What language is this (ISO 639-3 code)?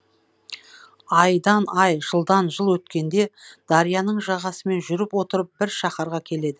kaz